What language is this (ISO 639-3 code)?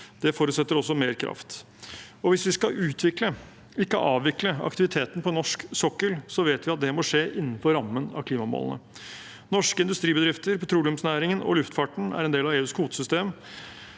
nor